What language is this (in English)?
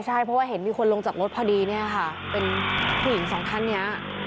Thai